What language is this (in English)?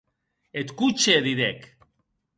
Occitan